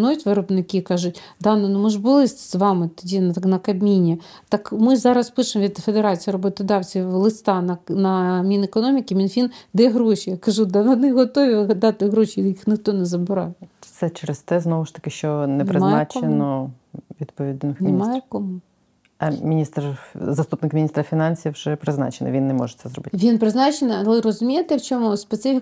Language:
Ukrainian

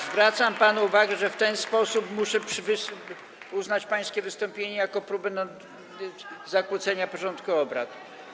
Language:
Polish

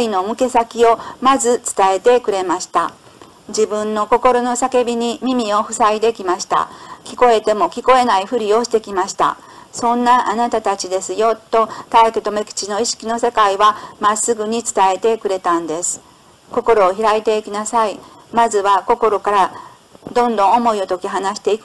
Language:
Japanese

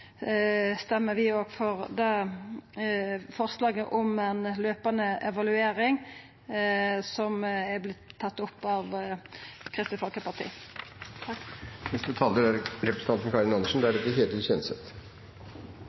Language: Norwegian Nynorsk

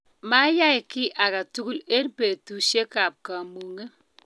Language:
Kalenjin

